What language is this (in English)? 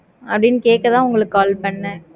Tamil